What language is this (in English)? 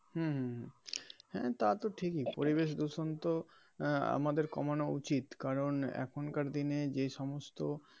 Bangla